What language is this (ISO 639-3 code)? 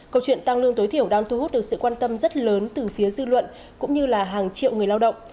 vie